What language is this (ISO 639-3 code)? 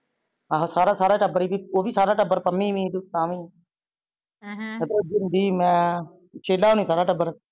pan